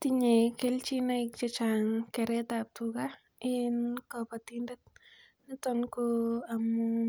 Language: Kalenjin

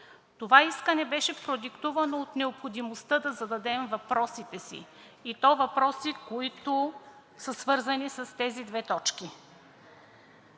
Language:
Bulgarian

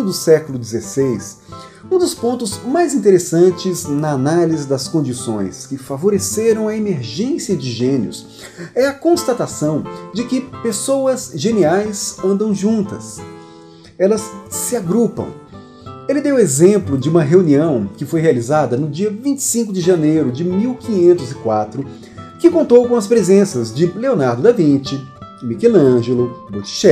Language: Portuguese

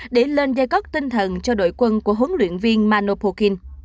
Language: Vietnamese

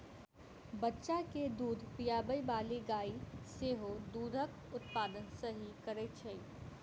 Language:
Maithili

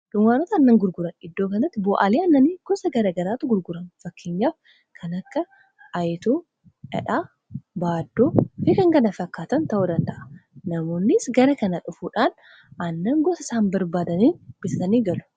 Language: Oromo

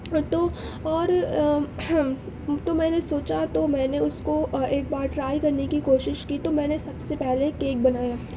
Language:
Urdu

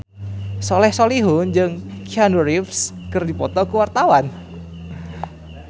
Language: Sundanese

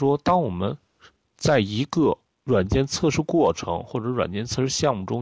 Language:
Chinese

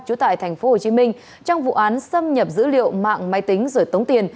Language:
Vietnamese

